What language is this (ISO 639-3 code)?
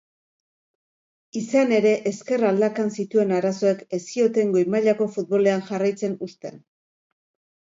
eus